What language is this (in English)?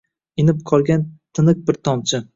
Uzbek